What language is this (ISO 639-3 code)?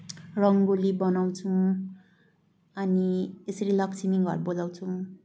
nep